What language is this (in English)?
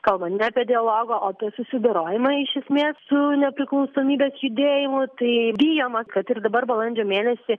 Lithuanian